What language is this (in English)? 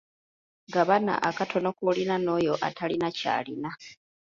Ganda